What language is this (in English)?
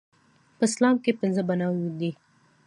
Pashto